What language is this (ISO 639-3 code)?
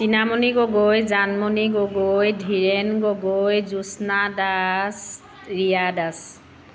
asm